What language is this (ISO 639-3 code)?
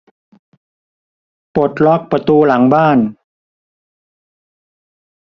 tha